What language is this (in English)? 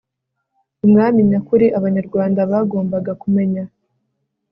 Kinyarwanda